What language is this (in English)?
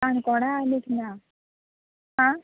Konkani